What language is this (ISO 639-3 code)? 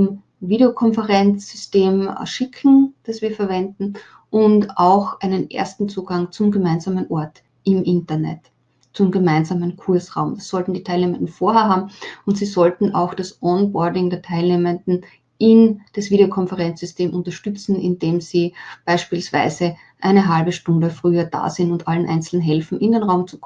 deu